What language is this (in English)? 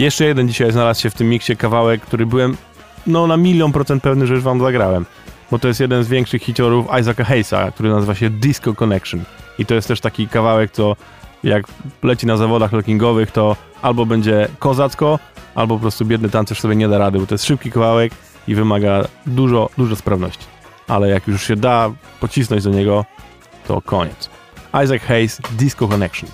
Polish